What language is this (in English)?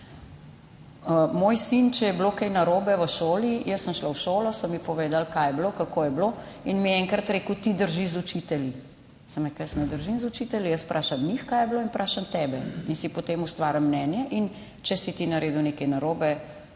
Slovenian